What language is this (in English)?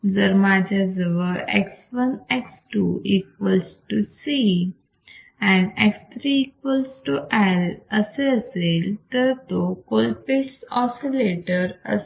Marathi